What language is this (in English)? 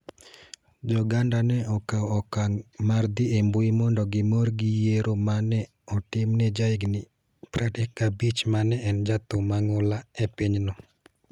Luo (Kenya and Tanzania)